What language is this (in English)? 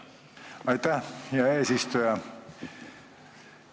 Estonian